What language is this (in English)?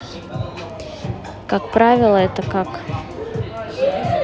Russian